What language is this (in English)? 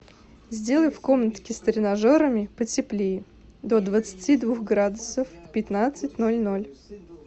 Russian